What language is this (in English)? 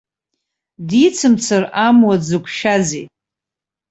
Abkhazian